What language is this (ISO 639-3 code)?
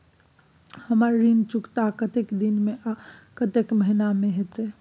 mai